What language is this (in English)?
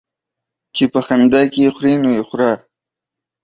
Pashto